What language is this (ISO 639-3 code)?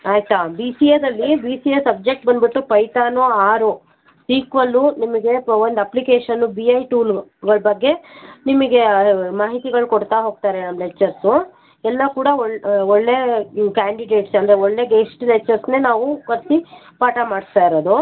kan